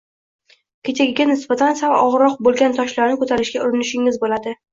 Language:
Uzbek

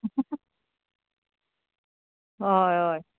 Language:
Konkani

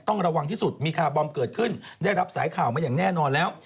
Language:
Thai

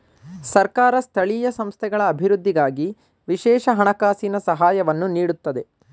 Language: Kannada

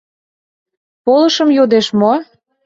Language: Mari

